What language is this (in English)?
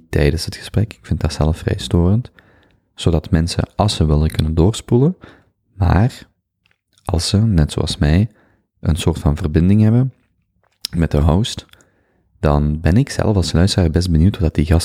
Dutch